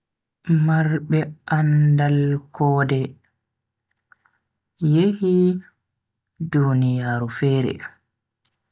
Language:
Bagirmi Fulfulde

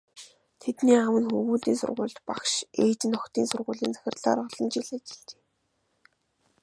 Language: Mongolian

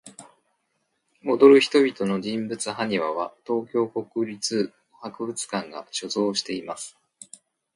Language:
Japanese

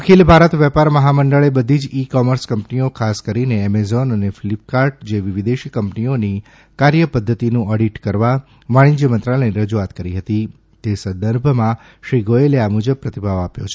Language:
Gujarati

